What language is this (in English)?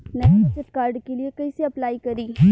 Bhojpuri